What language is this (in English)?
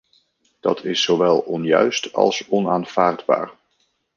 Dutch